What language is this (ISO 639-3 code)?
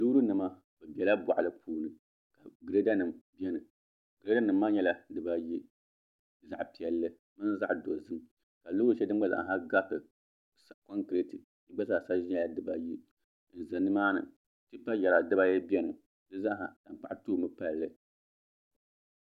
dag